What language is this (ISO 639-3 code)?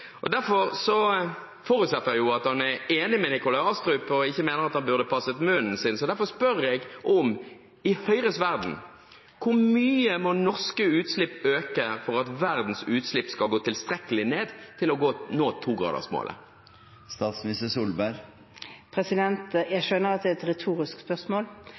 nob